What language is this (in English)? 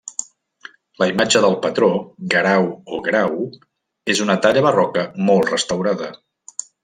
Catalan